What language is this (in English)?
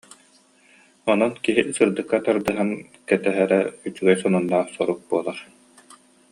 Yakut